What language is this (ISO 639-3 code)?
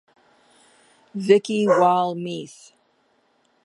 eng